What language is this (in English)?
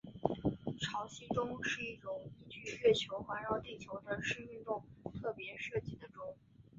Chinese